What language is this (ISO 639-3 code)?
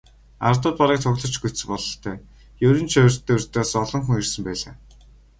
mon